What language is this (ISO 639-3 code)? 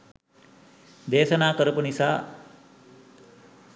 sin